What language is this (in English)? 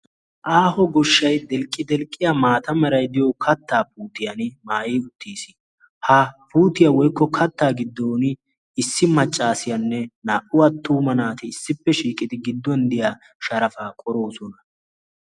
Wolaytta